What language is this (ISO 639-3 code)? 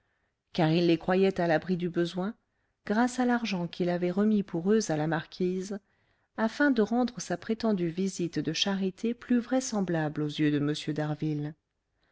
fra